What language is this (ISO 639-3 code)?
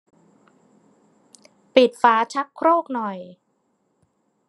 tha